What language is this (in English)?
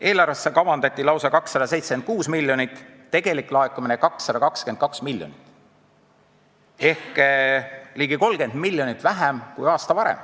Estonian